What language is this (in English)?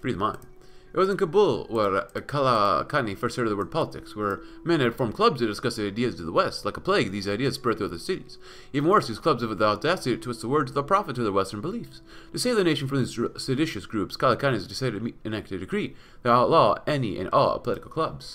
English